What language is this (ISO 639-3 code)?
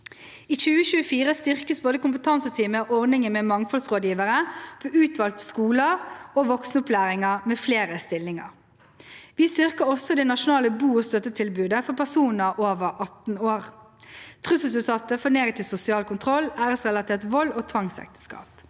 nor